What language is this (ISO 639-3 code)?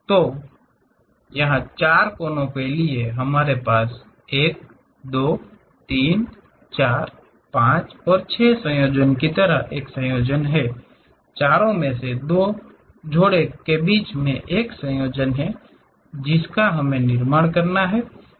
hin